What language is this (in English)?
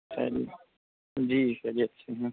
Urdu